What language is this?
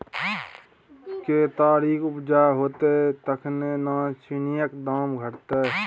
Maithili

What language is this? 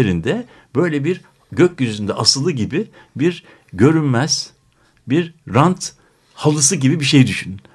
Turkish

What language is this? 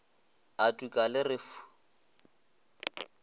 Northern Sotho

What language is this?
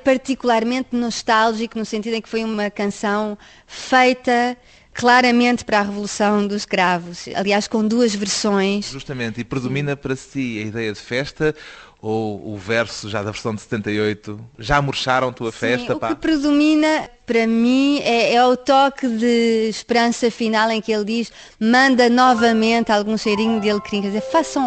Portuguese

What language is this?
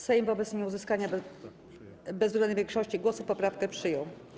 Polish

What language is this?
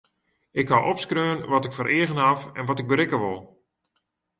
Western Frisian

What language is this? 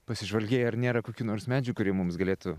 Lithuanian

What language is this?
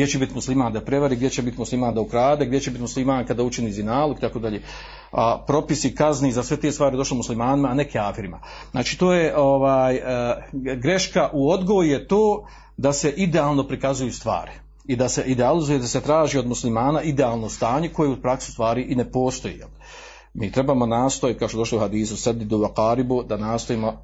Croatian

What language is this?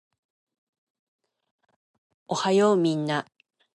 Japanese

